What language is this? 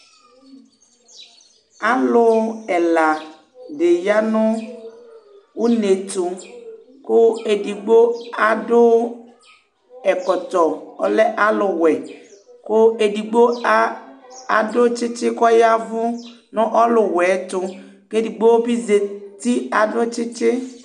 Ikposo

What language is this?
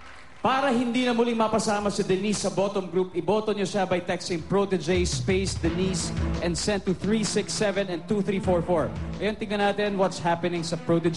Filipino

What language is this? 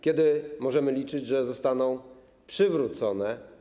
Polish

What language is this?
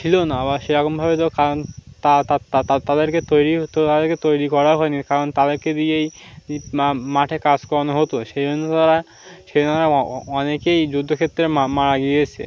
Bangla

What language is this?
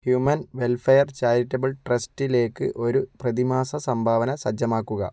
Malayalam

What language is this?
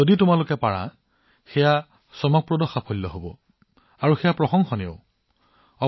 Assamese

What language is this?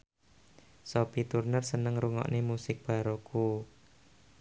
Javanese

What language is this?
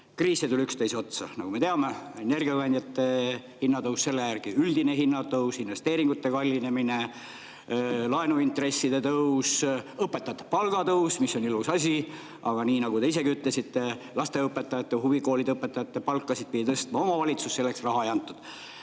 Estonian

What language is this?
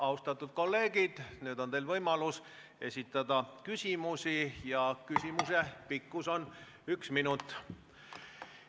Estonian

